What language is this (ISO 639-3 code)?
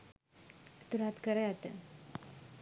sin